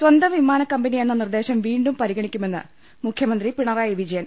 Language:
Malayalam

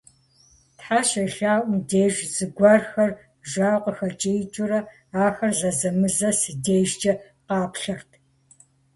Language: Kabardian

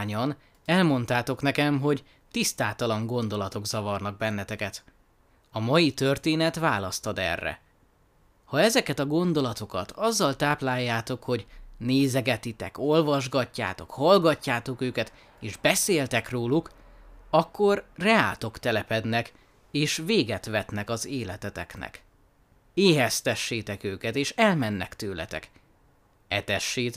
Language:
Hungarian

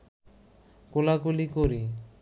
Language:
Bangla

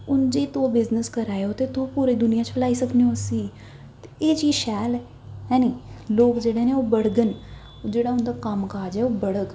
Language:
Dogri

